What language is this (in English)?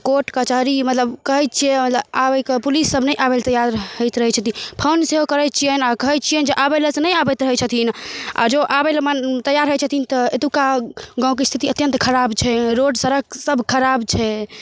Maithili